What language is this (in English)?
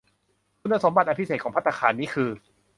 Thai